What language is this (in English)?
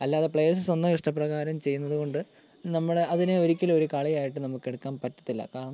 Malayalam